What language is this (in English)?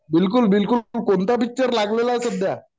Marathi